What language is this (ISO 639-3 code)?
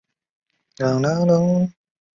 zho